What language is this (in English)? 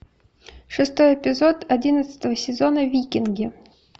Russian